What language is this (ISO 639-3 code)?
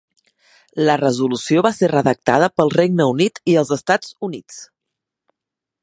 cat